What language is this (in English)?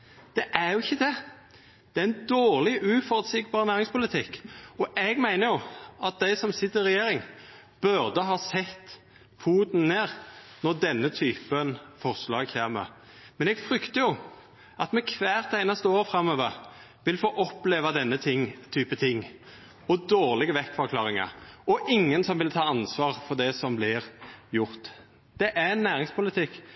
Norwegian Nynorsk